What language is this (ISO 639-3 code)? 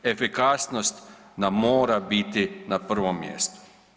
hrv